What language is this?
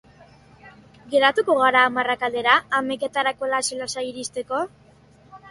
Basque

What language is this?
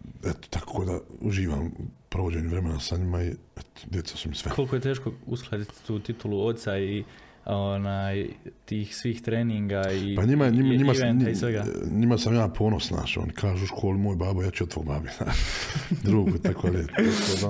Croatian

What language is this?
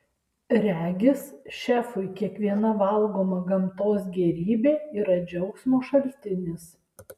Lithuanian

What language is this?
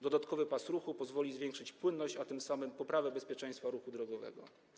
Polish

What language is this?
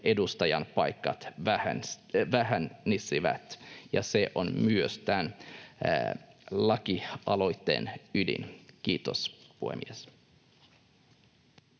Finnish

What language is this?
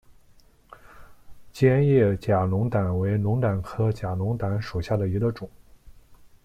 Chinese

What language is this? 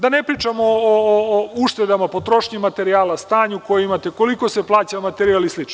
Serbian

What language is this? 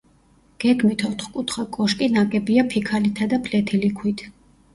Georgian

